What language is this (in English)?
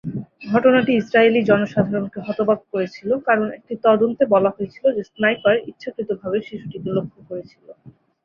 Bangla